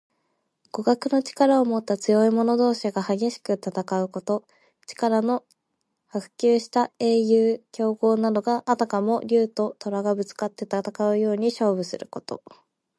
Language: Japanese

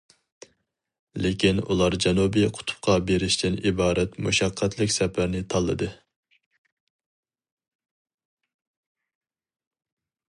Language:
Uyghur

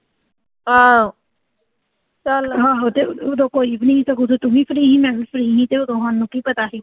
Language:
Punjabi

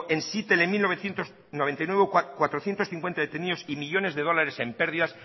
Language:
Spanish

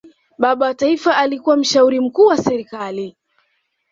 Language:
Swahili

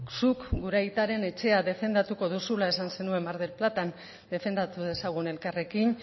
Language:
Basque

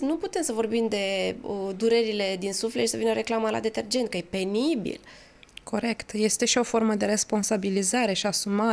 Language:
Romanian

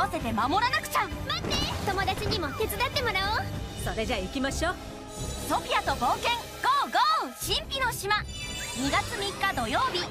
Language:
Japanese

